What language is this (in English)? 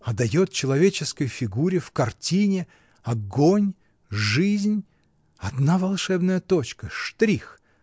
Russian